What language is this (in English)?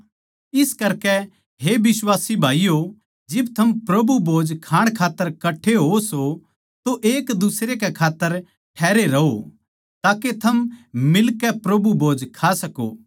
Haryanvi